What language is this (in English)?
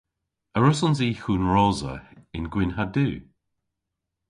Cornish